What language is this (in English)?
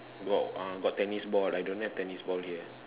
English